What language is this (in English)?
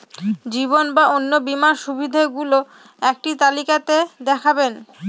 Bangla